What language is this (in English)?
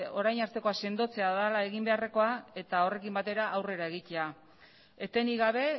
Basque